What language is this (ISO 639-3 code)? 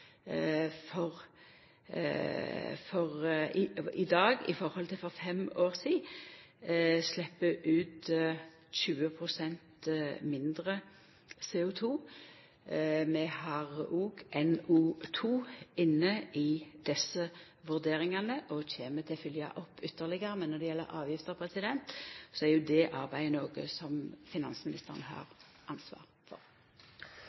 nno